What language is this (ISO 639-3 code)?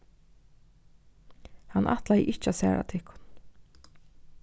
fao